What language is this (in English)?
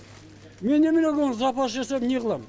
Kazakh